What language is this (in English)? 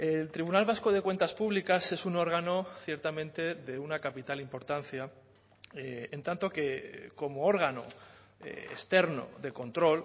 Spanish